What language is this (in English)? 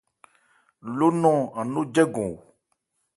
Ebrié